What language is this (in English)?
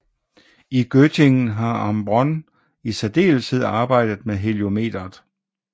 Danish